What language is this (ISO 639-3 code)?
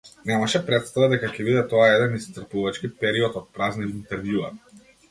mkd